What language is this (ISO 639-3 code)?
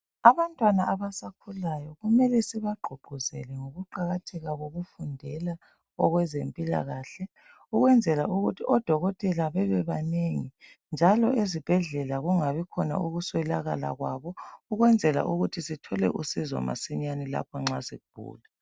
nde